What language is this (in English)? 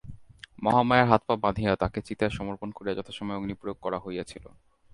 Bangla